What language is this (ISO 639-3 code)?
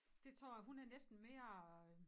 dan